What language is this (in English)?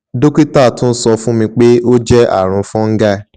Yoruba